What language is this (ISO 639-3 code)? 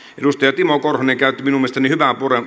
fin